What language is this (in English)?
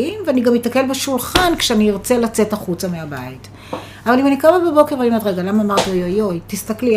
Hebrew